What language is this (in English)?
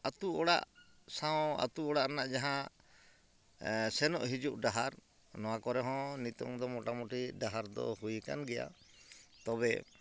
Santali